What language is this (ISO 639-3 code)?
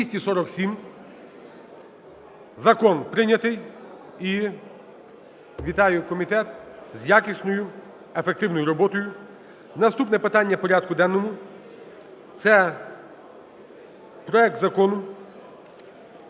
ukr